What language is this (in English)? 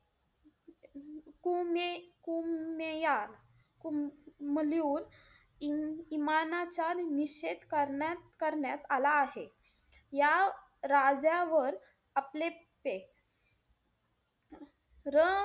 Marathi